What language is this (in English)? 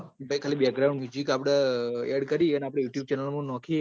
Gujarati